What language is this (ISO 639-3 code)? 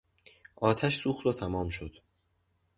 fas